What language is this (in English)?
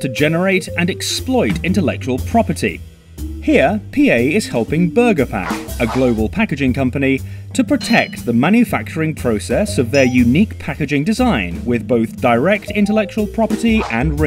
English